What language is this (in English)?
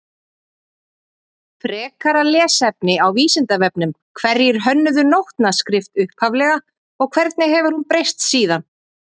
Icelandic